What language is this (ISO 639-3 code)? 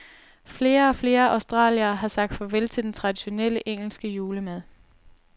dan